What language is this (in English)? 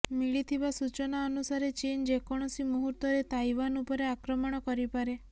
Odia